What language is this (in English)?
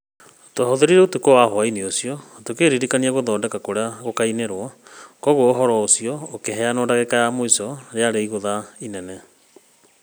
Kikuyu